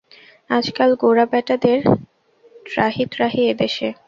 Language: Bangla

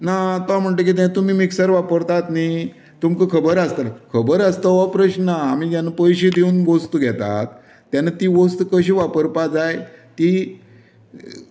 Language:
Konkani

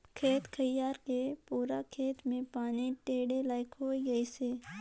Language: Chhattisgarhi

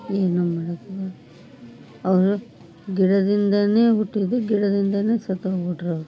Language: Kannada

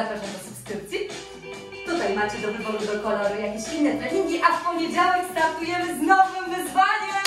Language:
Polish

